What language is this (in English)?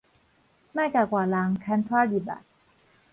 Min Nan Chinese